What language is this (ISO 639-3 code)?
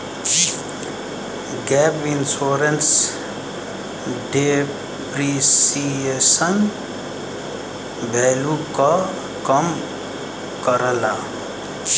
bho